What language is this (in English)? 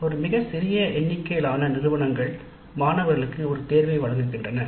Tamil